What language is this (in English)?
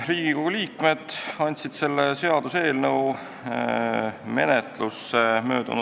Estonian